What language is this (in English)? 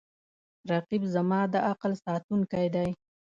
Pashto